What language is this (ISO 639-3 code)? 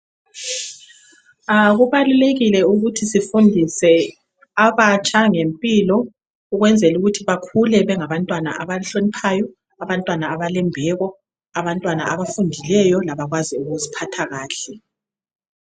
nde